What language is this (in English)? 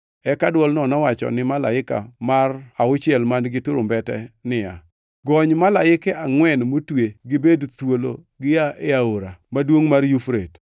Luo (Kenya and Tanzania)